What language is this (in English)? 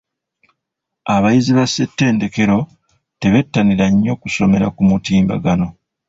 Ganda